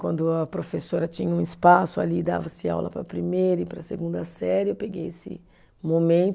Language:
Portuguese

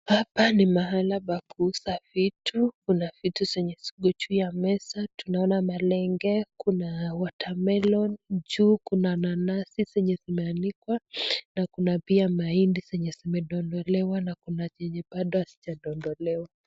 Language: Swahili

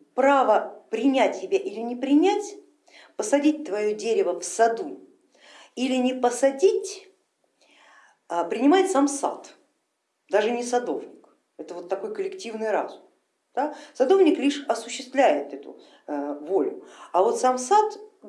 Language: Russian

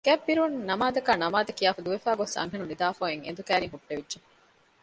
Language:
Divehi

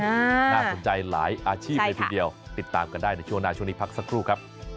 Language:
Thai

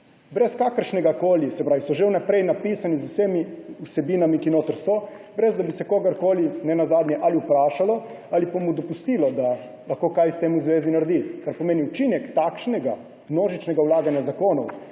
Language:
Slovenian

